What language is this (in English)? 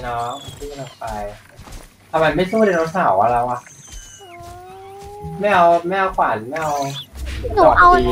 Thai